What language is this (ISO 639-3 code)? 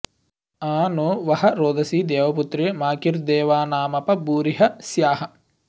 san